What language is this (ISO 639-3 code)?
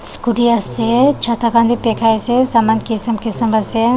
nag